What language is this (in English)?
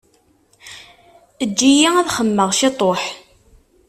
Kabyle